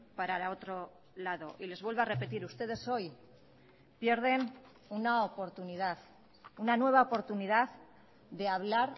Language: Spanish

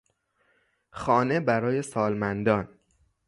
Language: Persian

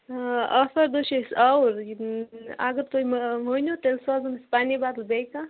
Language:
Kashmiri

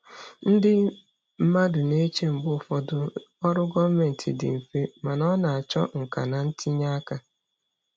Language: Igbo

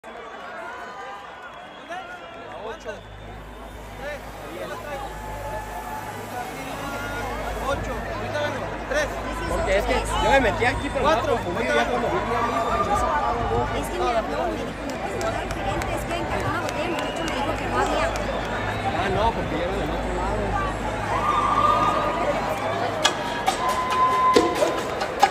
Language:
Spanish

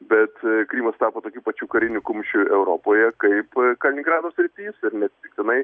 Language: Lithuanian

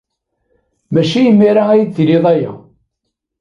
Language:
Kabyle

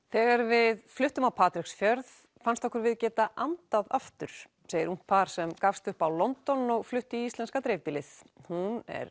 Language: Icelandic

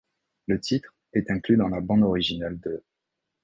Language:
French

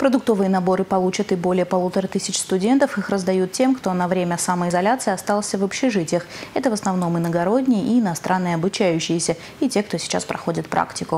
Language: Russian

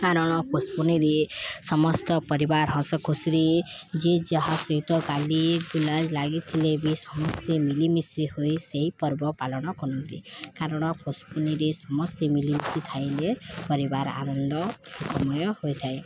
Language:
Odia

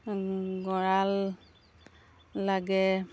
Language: Assamese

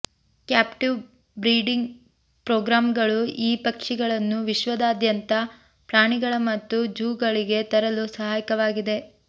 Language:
Kannada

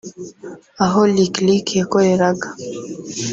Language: Kinyarwanda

